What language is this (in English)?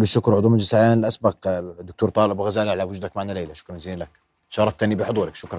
Arabic